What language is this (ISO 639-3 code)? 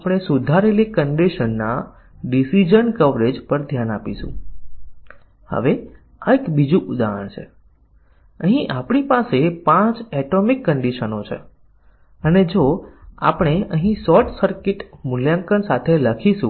guj